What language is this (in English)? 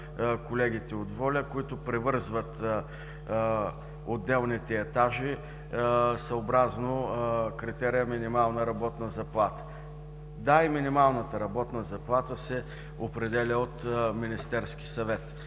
Bulgarian